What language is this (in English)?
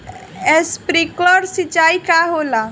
Bhojpuri